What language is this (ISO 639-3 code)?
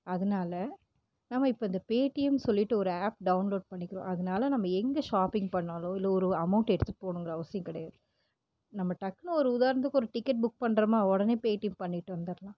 tam